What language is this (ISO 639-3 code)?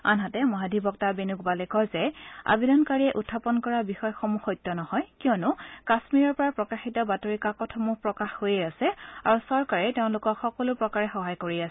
asm